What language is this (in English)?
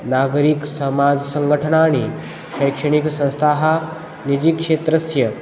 Sanskrit